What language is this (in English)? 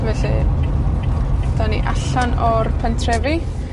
Welsh